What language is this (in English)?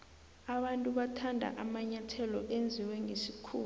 South Ndebele